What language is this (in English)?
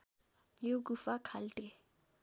Nepali